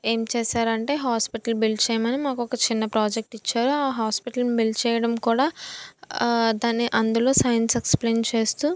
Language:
Telugu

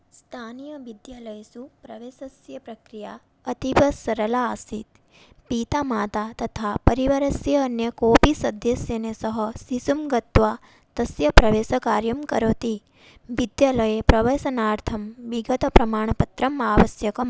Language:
Sanskrit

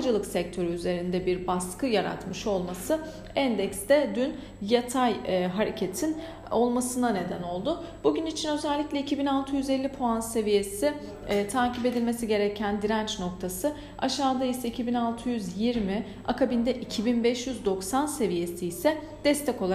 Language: Turkish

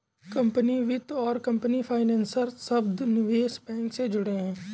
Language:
Hindi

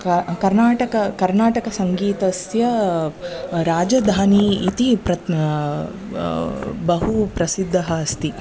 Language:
Sanskrit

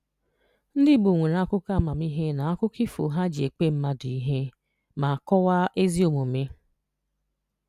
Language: Igbo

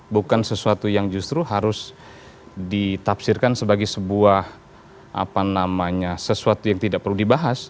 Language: Indonesian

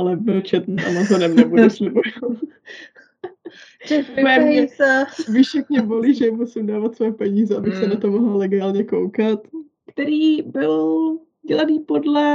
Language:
Czech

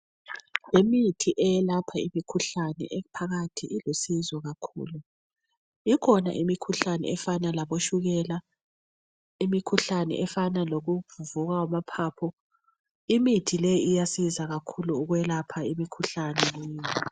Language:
North Ndebele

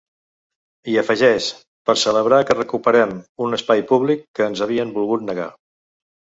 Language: Catalan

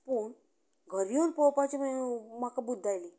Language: Konkani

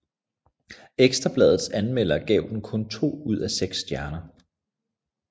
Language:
Danish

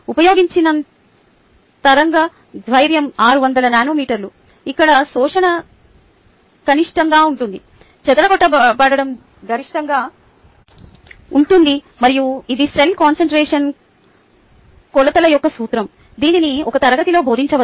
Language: Telugu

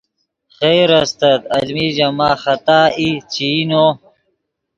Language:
Yidgha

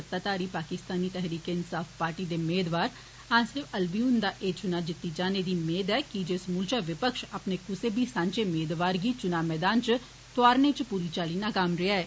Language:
Dogri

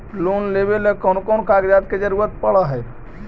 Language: Magahi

